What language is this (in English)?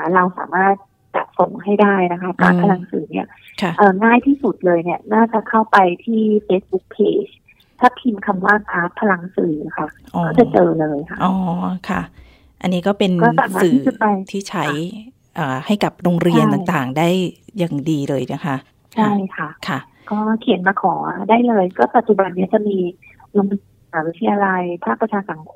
Thai